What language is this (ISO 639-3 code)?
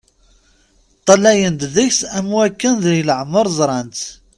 kab